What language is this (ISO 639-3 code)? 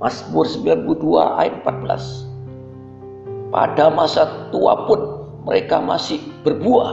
ind